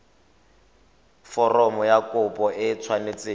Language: Tswana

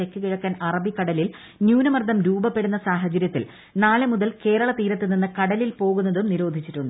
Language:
Malayalam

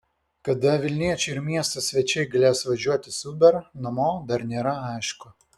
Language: Lithuanian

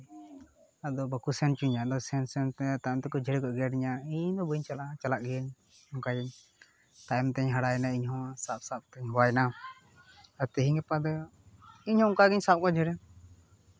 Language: Santali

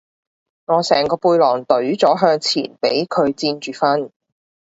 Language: Cantonese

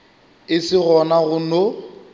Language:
Northern Sotho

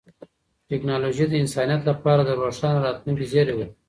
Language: Pashto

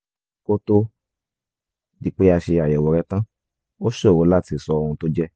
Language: Yoruba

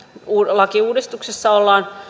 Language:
Finnish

